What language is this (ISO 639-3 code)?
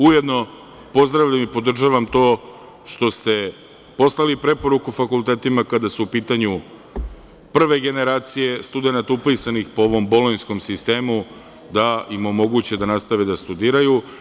srp